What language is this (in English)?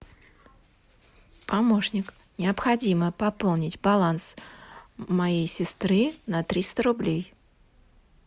Russian